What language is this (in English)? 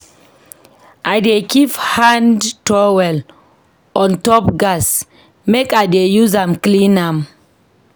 Nigerian Pidgin